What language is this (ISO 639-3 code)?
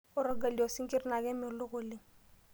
mas